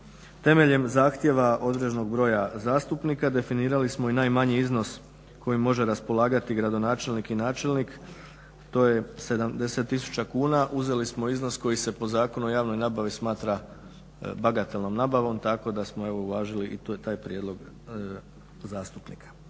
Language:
Croatian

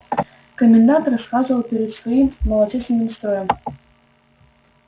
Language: Russian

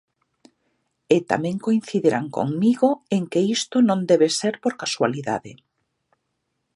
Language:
Galician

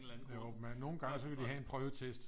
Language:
Danish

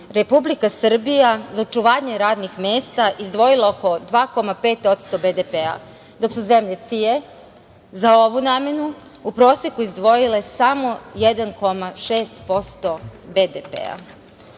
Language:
Serbian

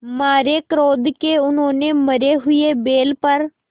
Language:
Hindi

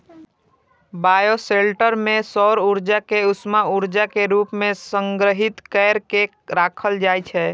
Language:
Maithili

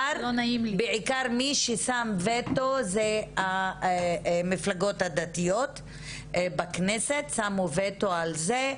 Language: Hebrew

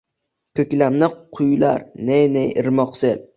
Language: Uzbek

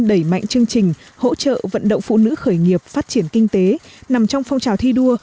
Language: Vietnamese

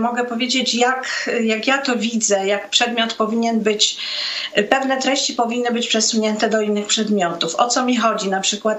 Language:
Polish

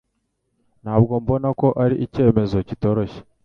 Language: Kinyarwanda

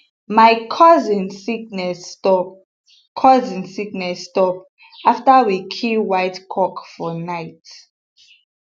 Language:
Nigerian Pidgin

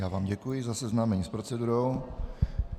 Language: Czech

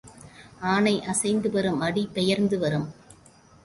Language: Tamil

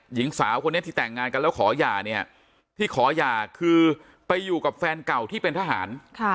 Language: Thai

